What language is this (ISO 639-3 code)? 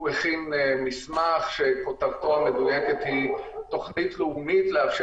heb